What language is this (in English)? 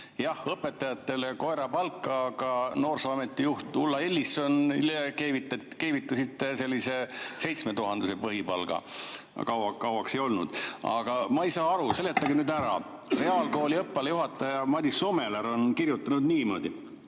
Estonian